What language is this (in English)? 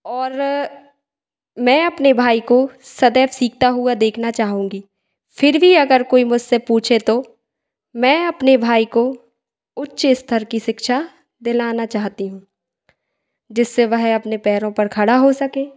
Hindi